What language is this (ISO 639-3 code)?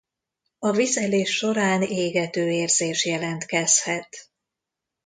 hun